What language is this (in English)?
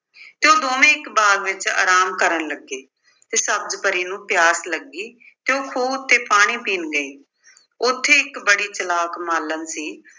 Punjabi